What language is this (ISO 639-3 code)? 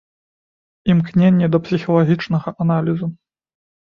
bel